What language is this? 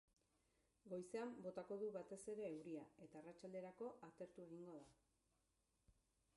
Basque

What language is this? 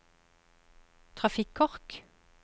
Norwegian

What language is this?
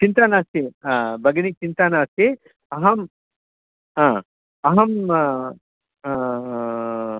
Sanskrit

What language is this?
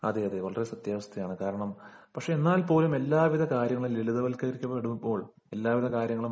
Malayalam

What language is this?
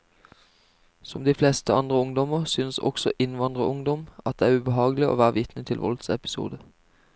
Norwegian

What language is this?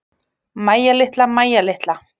Icelandic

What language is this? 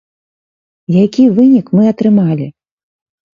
Belarusian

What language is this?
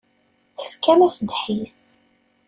Kabyle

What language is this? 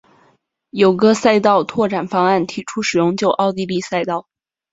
Chinese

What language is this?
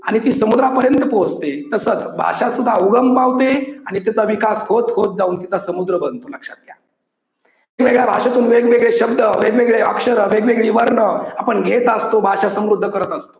Marathi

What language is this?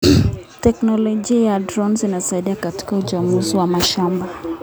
Kalenjin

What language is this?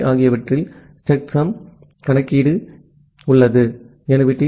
Tamil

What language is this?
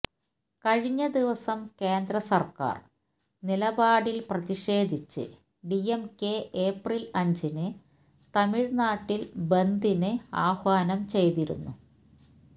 Malayalam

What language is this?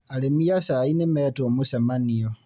Kikuyu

